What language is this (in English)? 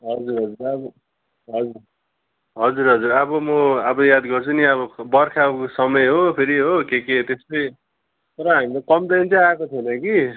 Nepali